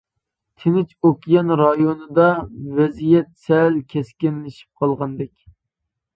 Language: Uyghur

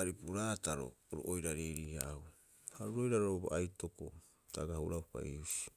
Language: Rapoisi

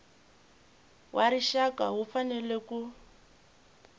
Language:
Tsonga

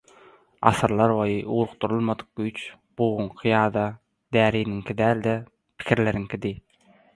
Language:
Turkmen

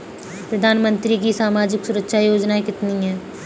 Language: Hindi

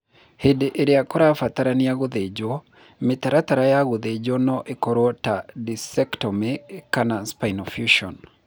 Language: Kikuyu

